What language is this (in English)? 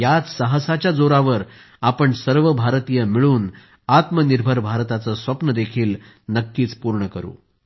Marathi